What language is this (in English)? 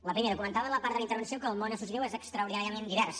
Catalan